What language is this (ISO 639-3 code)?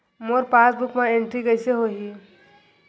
hne